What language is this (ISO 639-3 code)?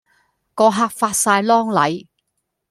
yue